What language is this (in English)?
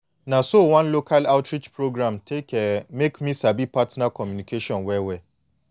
Nigerian Pidgin